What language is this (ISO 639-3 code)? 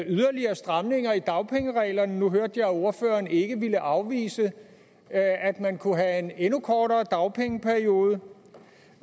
dan